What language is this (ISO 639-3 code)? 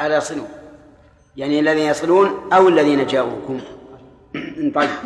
ara